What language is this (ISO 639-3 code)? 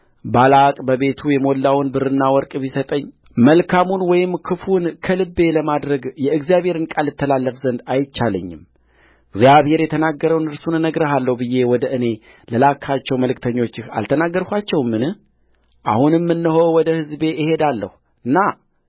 amh